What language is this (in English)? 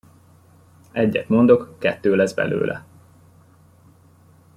Hungarian